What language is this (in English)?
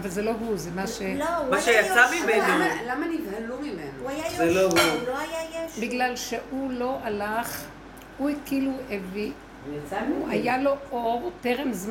Hebrew